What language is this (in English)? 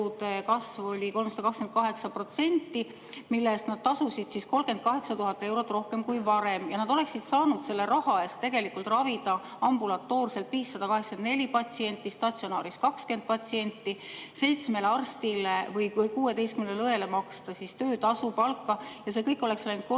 Estonian